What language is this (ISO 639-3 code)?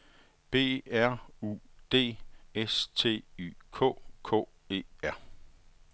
dan